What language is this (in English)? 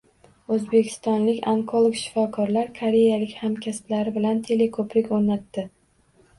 Uzbek